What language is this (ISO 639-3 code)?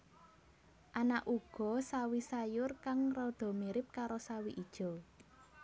jav